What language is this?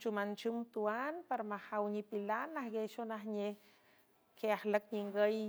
San Francisco Del Mar Huave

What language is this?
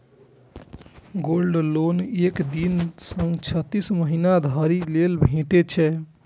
Maithili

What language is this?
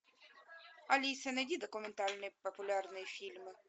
Russian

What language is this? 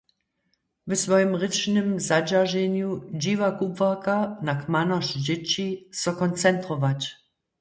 Upper Sorbian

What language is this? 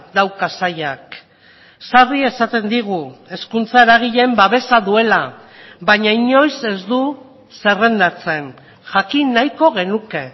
Basque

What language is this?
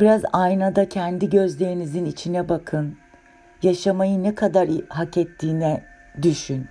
Turkish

